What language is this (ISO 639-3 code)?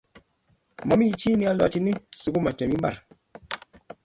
kln